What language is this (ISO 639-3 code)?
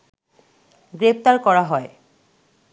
ben